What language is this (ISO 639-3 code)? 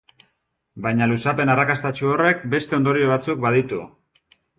eus